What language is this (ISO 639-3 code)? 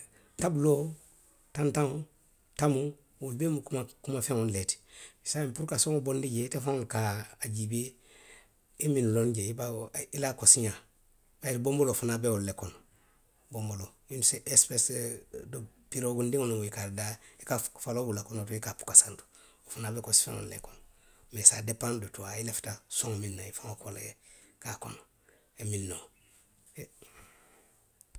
mlq